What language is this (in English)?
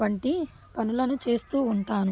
Telugu